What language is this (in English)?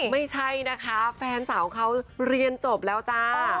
Thai